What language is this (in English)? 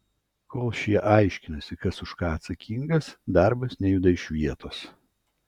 Lithuanian